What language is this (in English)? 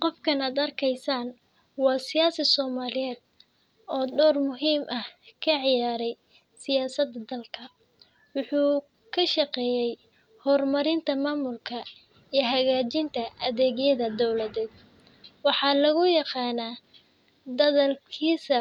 Somali